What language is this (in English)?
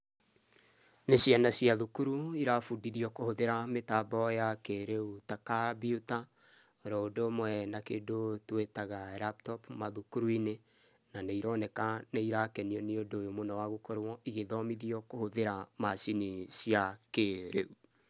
Kikuyu